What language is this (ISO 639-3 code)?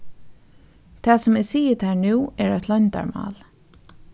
fao